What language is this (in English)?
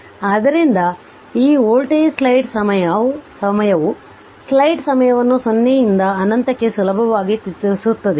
Kannada